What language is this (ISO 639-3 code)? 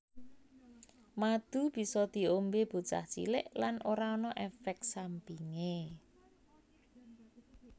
jav